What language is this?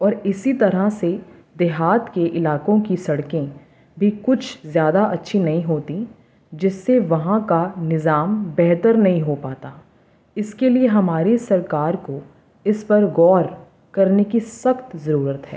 Urdu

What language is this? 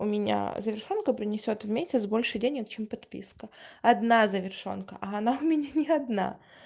Russian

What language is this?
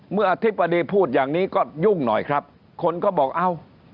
Thai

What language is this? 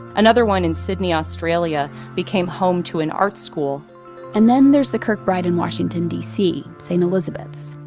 English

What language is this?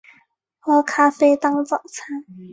Chinese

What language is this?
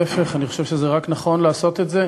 Hebrew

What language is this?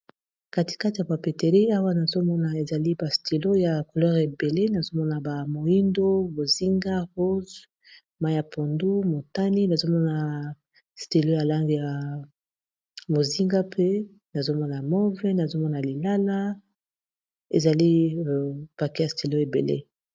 Lingala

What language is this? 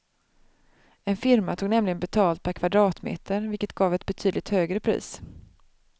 Swedish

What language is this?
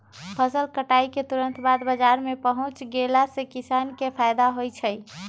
Magahi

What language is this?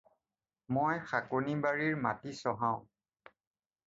Assamese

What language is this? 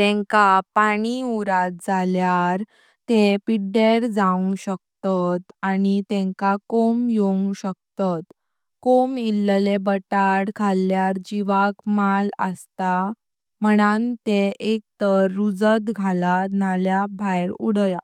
Konkani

